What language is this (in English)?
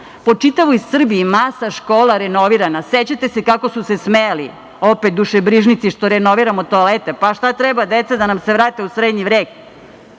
Serbian